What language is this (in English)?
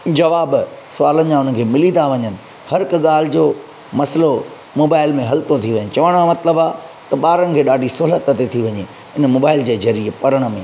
Sindhi